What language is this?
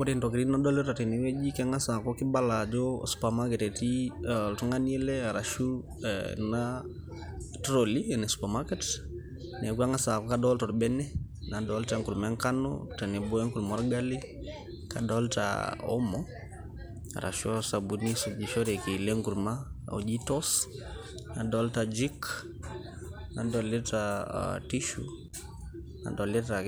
Masai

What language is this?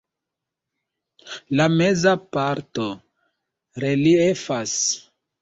Esperanto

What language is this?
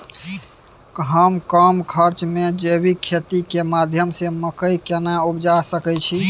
Maithili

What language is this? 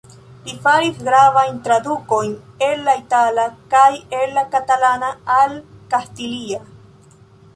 Esperanto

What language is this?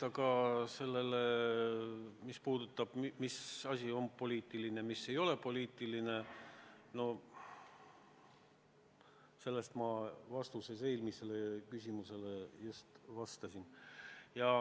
Estonian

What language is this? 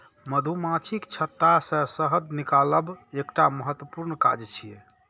Maithili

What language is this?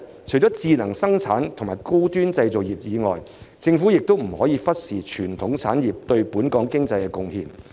Cantonese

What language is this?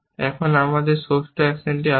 Bangla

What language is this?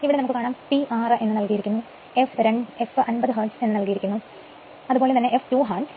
Malayalam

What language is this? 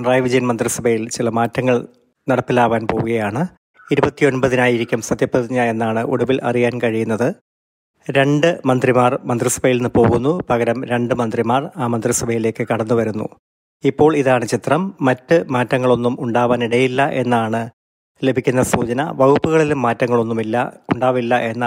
Malayalam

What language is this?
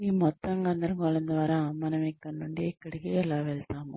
Telugu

